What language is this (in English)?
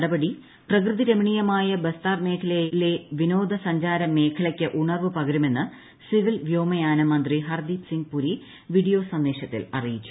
Malayalam